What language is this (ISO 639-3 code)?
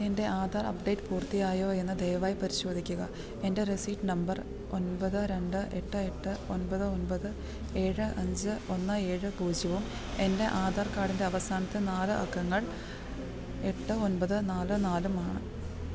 mal